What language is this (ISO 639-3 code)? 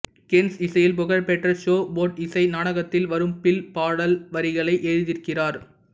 tam